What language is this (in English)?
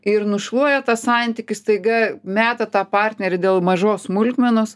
Lithuanian